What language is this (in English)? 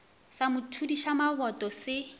Northern Sotho